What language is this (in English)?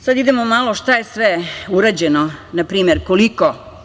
Serbian